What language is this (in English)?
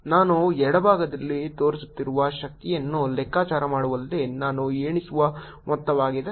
Kannada